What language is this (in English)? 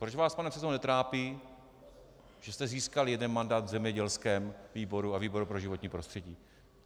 Czech